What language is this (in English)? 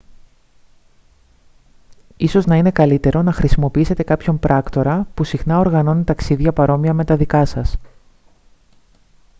Greek